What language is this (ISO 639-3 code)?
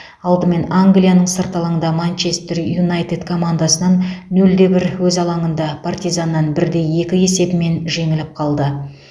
kaz